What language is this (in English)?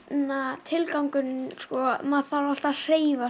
Icelandic